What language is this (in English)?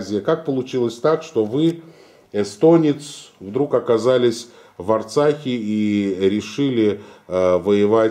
Russian